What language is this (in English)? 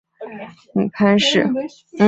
Chinese